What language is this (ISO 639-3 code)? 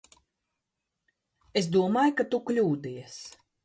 lav